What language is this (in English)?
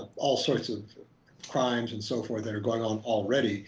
English